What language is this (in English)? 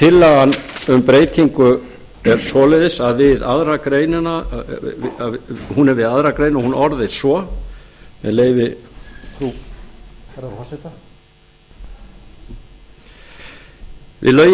Icelandic